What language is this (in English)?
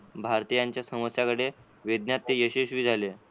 Marathi